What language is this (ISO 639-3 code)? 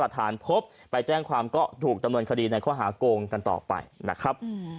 tha